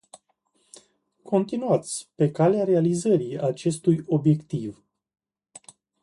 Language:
Romanian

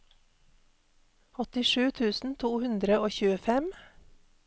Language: Norwegian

